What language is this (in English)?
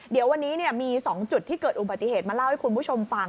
Thai